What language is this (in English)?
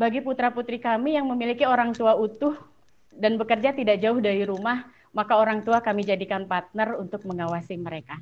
Indonesian